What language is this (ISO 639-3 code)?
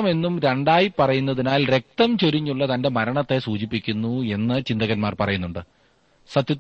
mal